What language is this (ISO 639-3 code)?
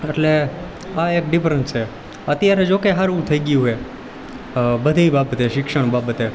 guj